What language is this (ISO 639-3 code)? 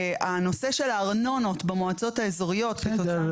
heb